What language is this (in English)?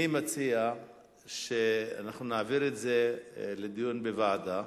Hebrew